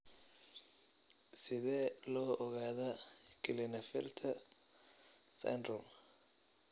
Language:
Somali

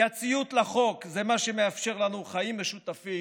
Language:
Hebrew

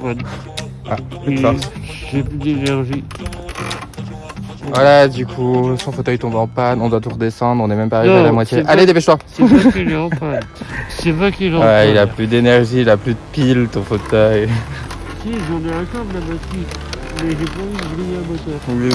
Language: French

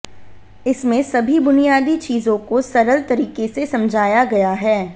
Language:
Hindi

